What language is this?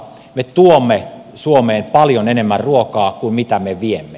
Finnish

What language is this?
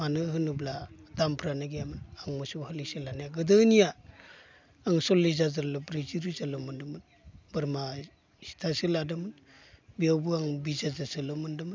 Bodo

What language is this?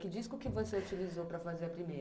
Portuguese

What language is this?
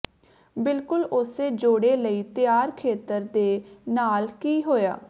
Punjabi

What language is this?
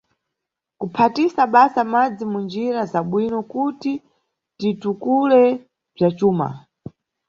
Nyungwe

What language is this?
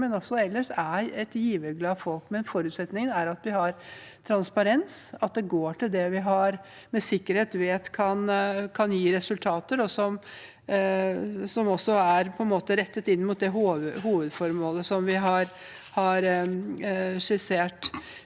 Norwegian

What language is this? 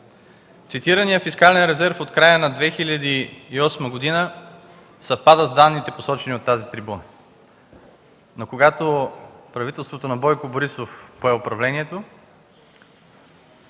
Bulgarian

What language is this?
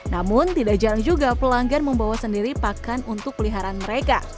Indonesian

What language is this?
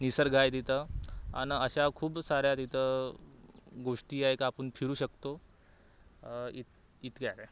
Marathi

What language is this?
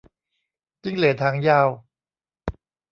Thai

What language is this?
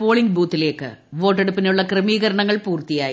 Malayalam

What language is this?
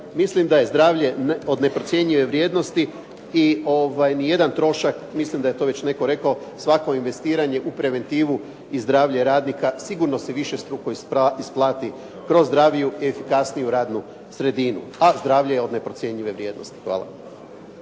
Croatian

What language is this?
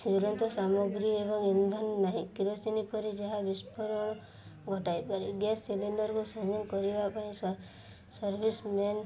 Odia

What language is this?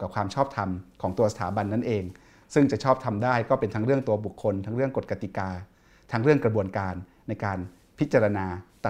Thai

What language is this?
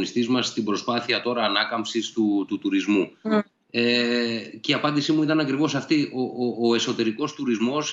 Greek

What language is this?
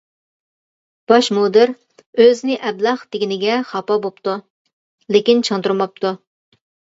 Uyghur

